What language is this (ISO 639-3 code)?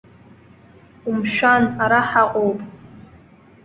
abk